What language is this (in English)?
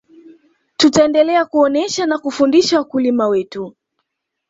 Swahili